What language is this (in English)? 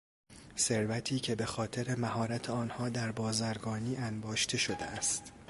Persian